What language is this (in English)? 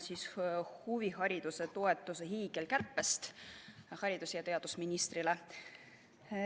Estonian